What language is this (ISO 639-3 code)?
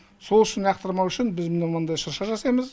kaz